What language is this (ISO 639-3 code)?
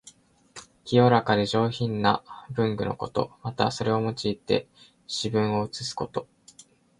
jpn